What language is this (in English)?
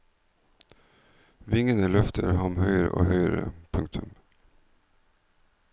Norwegian